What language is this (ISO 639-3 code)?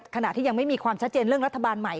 tha